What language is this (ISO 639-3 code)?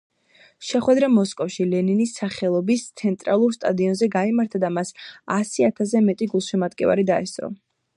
kat